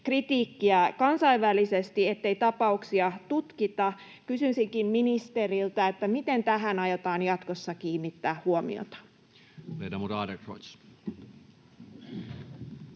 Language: Finnish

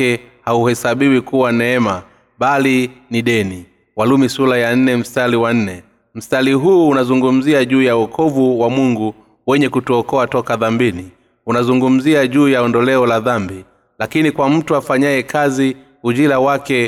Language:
Swahili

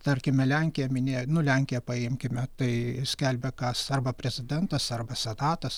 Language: Lithuanian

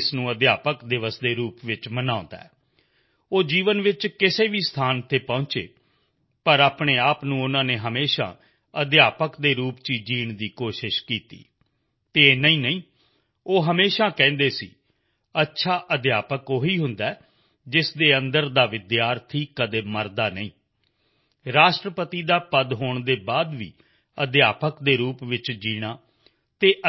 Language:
Punjabi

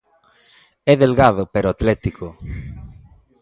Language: Galician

